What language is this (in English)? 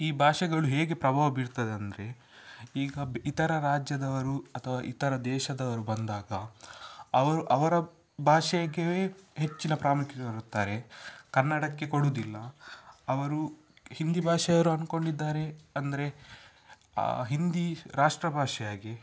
Kannada